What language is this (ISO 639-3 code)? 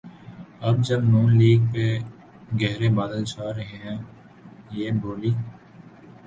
urd